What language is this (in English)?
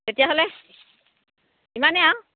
Assamese